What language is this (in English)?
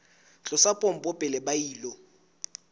Southern Sotho